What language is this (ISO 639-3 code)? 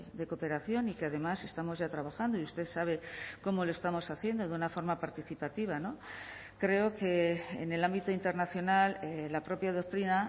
spa